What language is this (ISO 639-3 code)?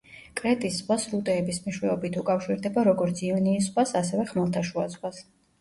kat